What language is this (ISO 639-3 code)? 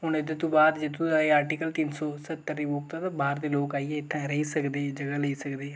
doi